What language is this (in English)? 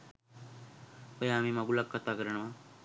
Sinhala